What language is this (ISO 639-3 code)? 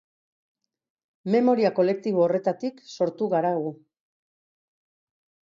eus